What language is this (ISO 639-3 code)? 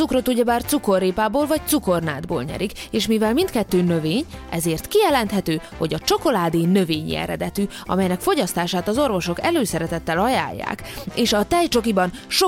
hun